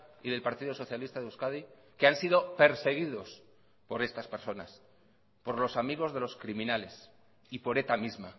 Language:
Spanish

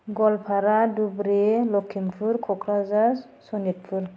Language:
Bodo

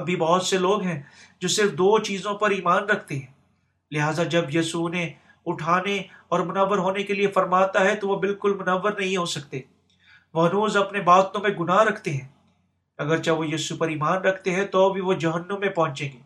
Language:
Urdu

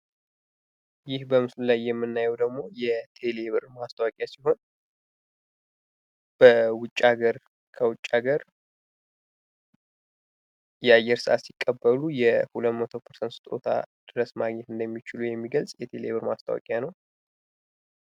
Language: Amharic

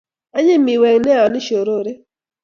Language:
Kalenjin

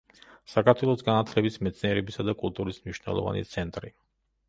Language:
Georgian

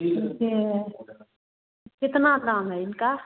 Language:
Hindi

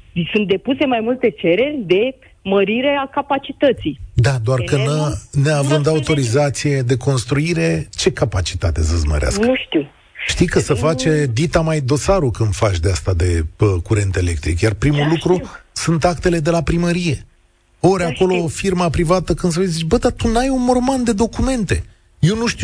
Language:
Romanian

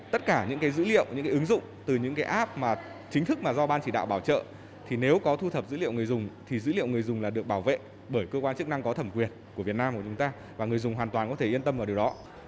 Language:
Vietnamese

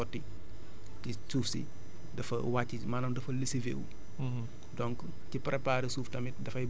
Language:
Wolof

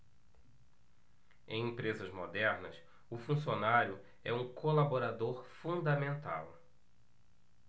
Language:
Portuguese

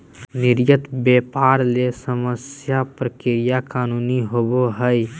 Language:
Magahi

